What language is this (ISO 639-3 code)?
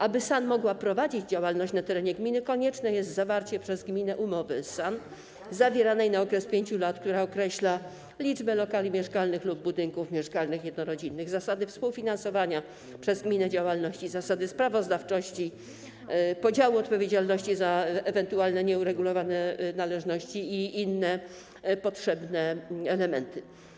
pol